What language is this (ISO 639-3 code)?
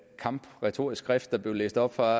dan